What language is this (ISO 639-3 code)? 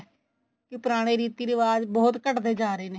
pan